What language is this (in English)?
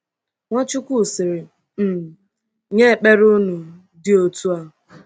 Igbo